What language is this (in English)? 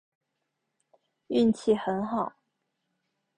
Chinese